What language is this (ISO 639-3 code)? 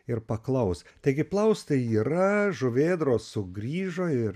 lit